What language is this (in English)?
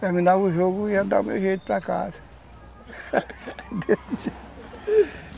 Portuguese